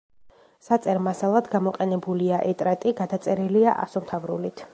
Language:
Georgian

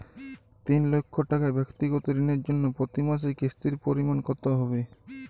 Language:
Bangla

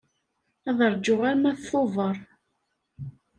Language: Kabyle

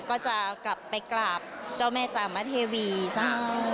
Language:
Thai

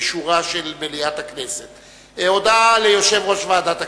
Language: Hebrew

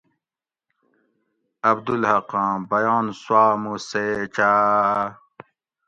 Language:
Gawri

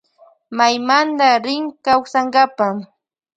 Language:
Loja Highland Quichua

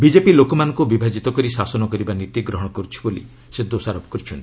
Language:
Odia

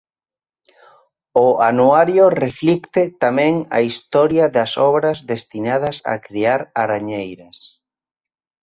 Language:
Galician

